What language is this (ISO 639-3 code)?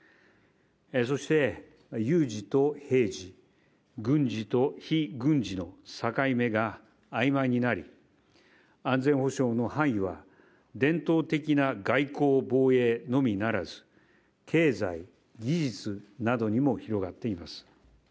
jpn